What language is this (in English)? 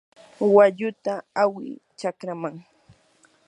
Yanahuanca Pasco Quechua